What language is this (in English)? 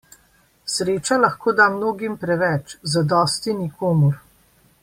Slovenian